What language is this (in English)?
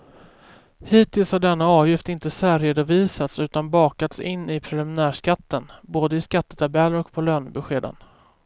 Swedish